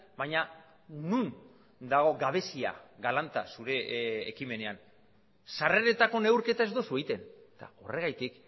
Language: Basque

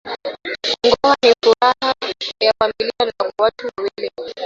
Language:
Swahili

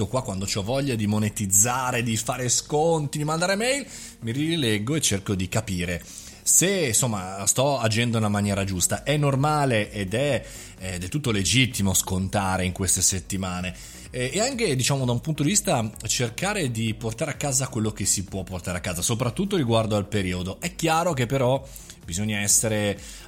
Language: Italian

